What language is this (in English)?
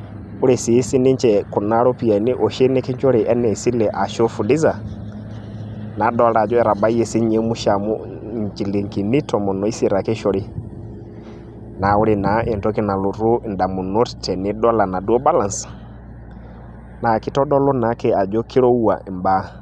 Masai